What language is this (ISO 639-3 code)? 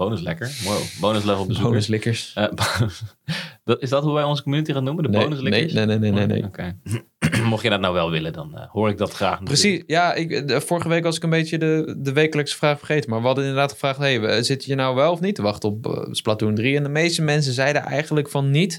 nld